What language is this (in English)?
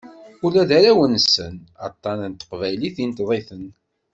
Kabyle